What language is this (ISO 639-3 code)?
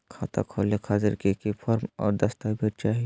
mag